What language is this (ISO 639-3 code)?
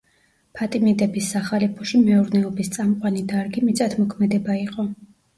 kat